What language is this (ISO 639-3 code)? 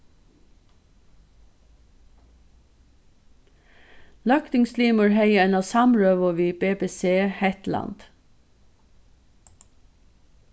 fao